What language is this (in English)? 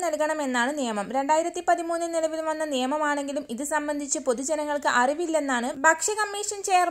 Romanian